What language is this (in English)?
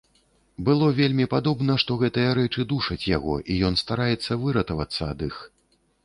Belarusian